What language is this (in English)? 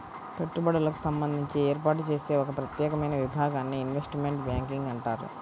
Telugu